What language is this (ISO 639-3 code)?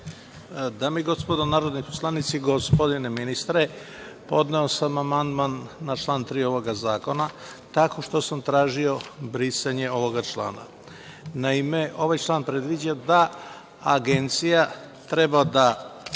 srp